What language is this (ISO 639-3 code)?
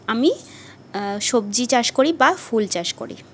ben